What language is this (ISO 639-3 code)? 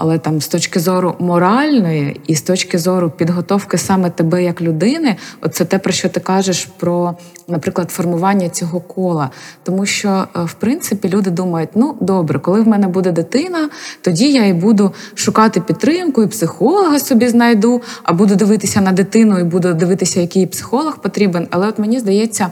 ukr